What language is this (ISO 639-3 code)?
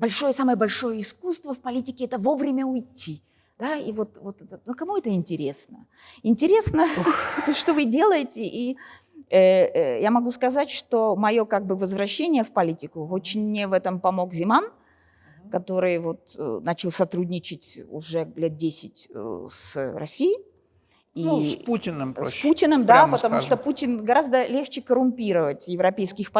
rus